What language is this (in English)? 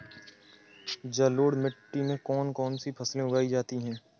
Hindi